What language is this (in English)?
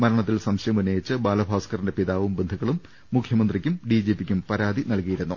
Malayalam